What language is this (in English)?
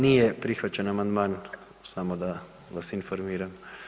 Croatian